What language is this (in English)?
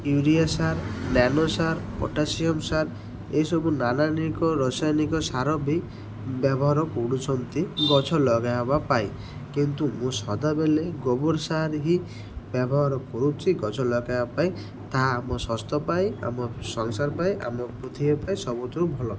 Odia